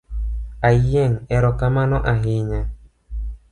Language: Luo (Kenya and Tanzania)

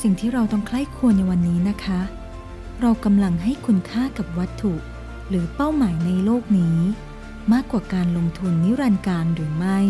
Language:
Thai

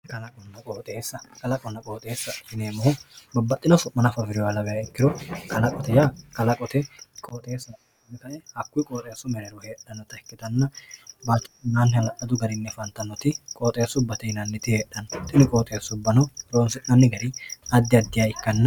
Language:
Sidamo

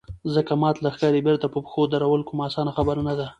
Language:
Pashto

